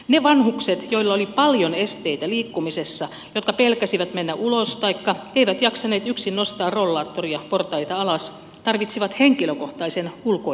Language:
Finnish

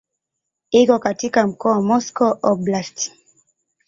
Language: Swahili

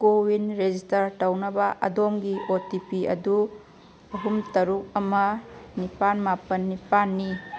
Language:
Manipuri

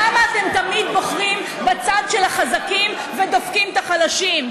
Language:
Hebrew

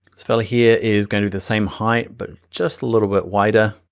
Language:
English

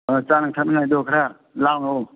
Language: Manipuri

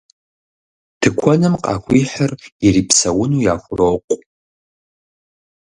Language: Kabardian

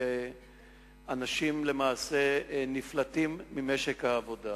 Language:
Hebrew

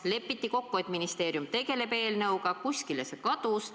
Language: Estonian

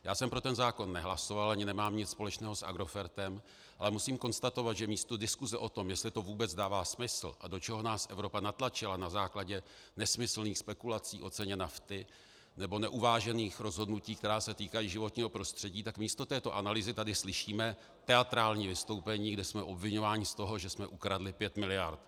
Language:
Czech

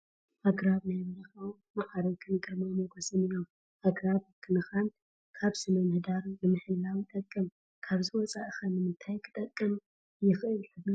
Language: Tigrinya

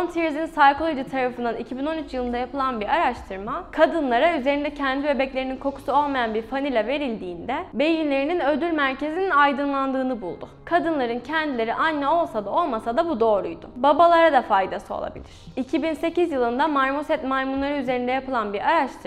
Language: Turkish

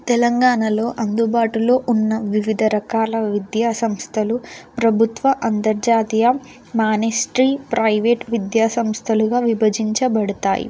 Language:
Telugu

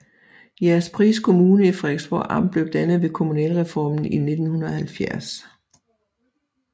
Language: Danish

